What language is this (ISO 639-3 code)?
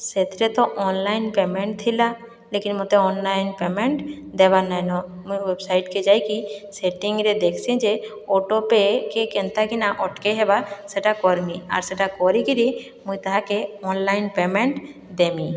ori